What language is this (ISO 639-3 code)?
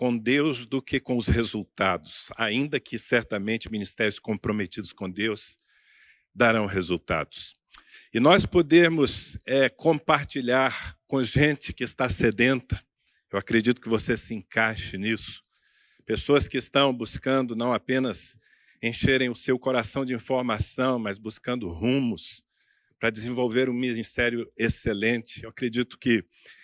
por